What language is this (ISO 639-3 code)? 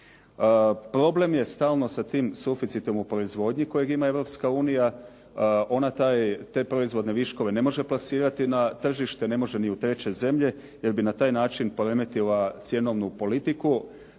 hrv